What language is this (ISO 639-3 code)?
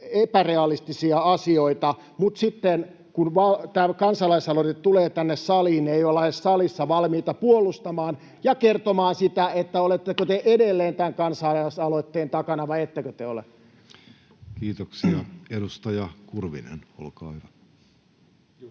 fin